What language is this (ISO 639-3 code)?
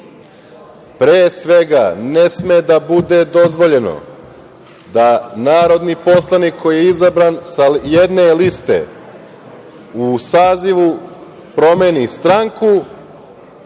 srp